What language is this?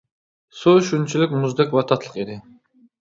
Uyghur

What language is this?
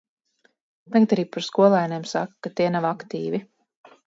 Latvian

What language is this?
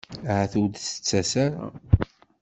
Kabyle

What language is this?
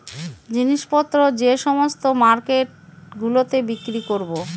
Bangla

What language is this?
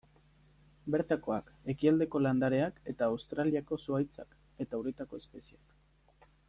Basque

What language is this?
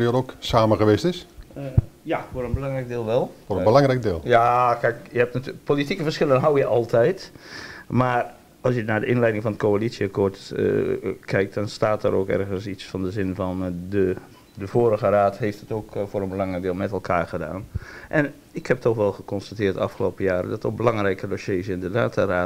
Dutch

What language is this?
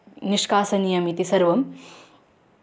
Sanskrit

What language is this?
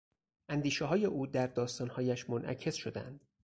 Persian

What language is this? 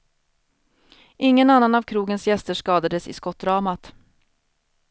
Swedish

